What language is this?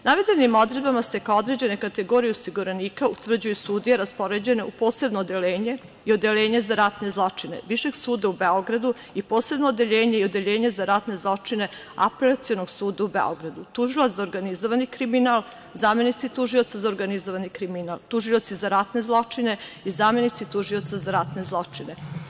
Serbian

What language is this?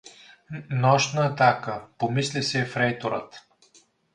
Bulgarian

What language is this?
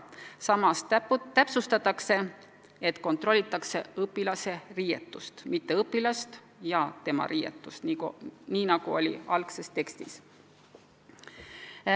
Estonian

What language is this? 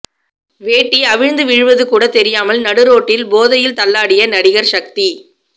Tamil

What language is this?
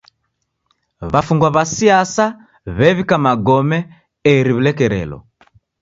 Taita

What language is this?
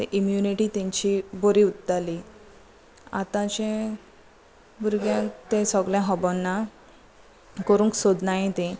Konkani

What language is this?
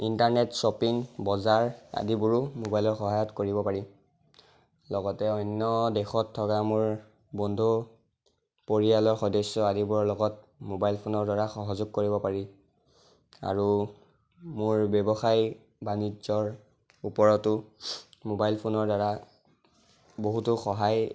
Assamese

